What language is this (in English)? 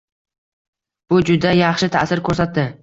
Uzbek